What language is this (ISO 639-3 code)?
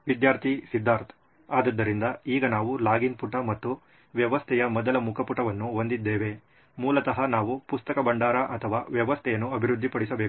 kan